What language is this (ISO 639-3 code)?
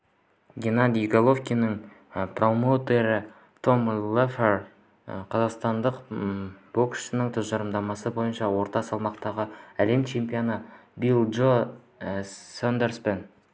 kaz